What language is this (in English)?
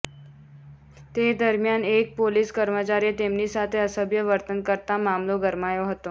Gujarati